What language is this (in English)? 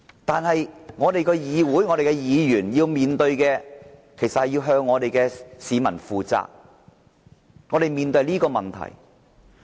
Cantonese